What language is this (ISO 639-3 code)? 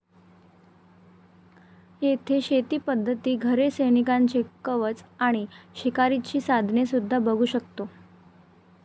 mar